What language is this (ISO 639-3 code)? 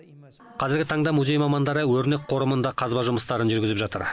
kaz